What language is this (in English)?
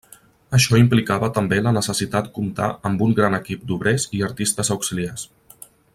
Catalan